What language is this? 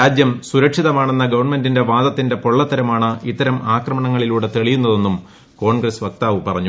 Malayalam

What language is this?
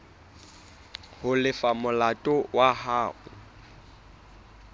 Southern Sotho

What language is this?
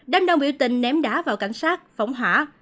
Vietnamese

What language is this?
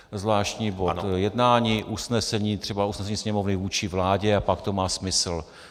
Czech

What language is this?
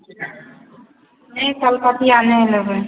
Maithili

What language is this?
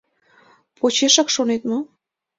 Mari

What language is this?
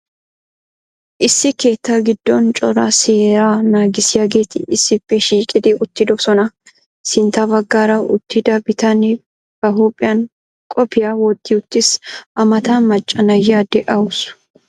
Wolaytta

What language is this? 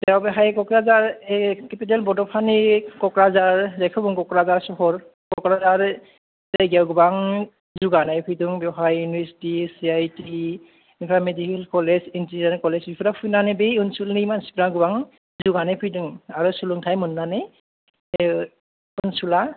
Bodo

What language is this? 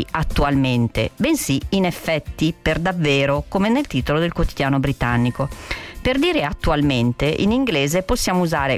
Italian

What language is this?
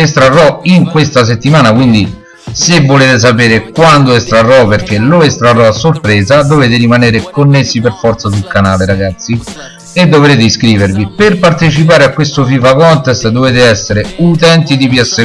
Italian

